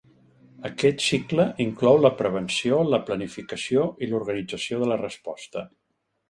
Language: Catalan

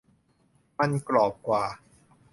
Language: Thai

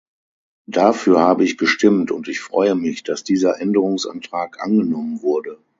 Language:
German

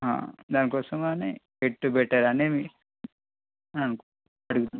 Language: Telugu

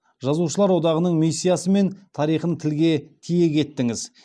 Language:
Kazakh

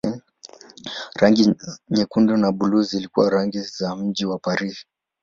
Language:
Swahili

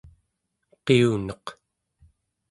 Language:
Central Yupik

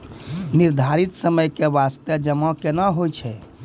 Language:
Maithili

